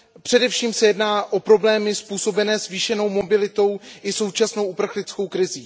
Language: Czech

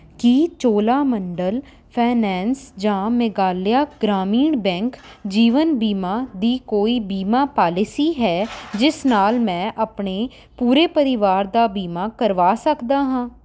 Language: Punjabi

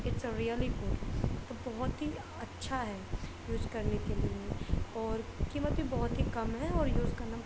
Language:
Urdu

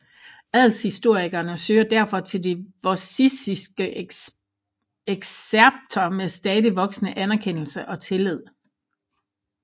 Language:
Danish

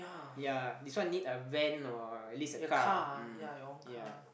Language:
English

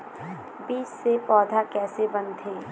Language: Chhattisgarhi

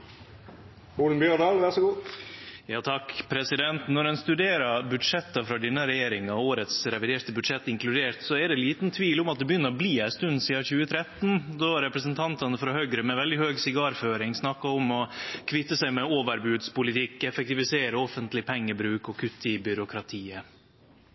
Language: Norwegian Nynorsk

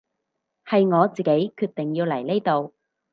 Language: Cantonese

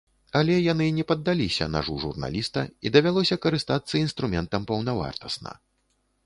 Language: Belarusian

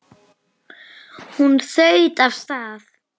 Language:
Icelandic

